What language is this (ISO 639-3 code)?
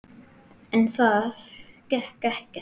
isl